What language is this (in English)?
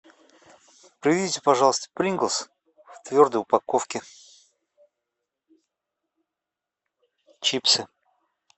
Russian